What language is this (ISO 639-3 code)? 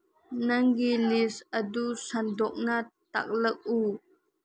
mni